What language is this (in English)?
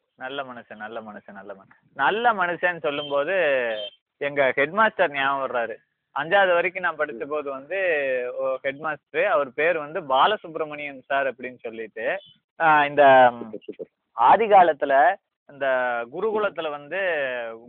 Tamil